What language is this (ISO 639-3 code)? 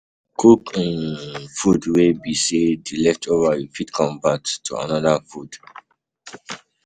pcm